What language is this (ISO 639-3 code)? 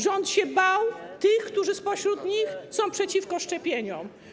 pol